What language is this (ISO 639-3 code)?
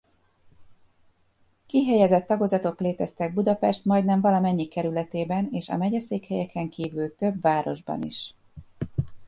hun